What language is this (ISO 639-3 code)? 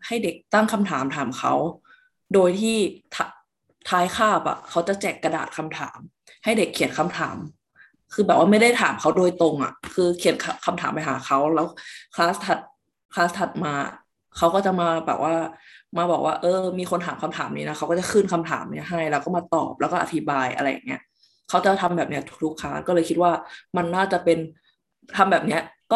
tha